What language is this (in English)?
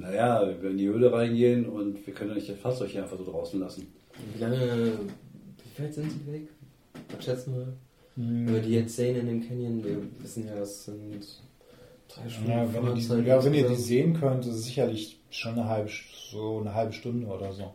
German